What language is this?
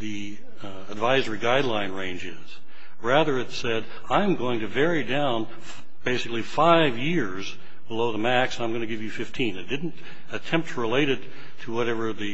English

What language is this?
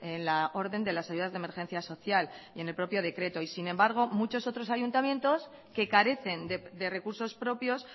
Spanish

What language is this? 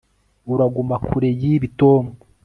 Kinyarwanda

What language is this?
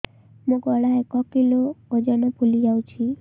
Odia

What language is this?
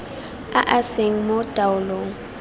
Tswana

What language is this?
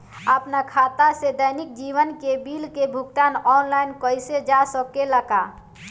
Bhojpuri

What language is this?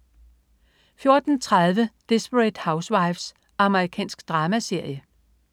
Danish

